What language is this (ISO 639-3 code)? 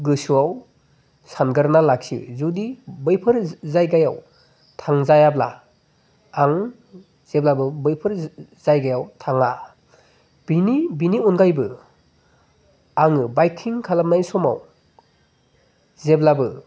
brx